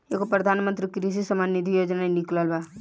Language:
Bhojpuri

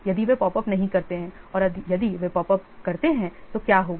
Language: Hindi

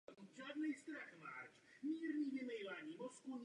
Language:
Czech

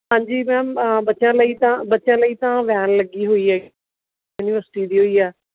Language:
Punjabi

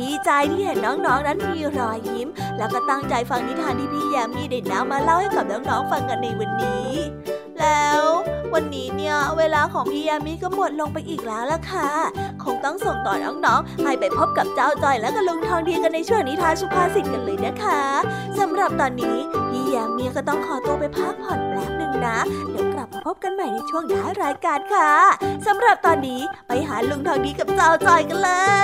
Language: Thai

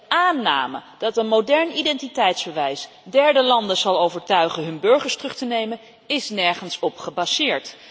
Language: Dutch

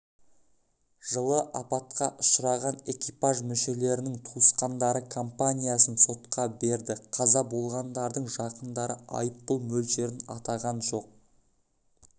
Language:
Kazakh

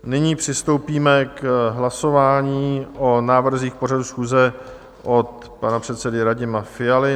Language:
Czech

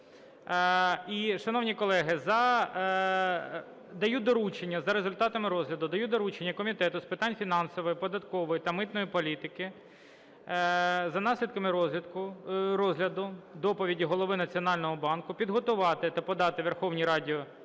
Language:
Ukrainian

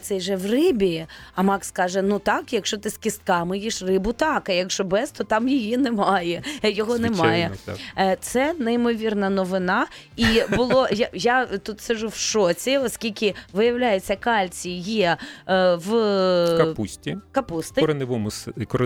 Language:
Ukrainian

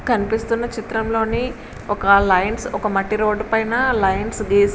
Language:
Telugu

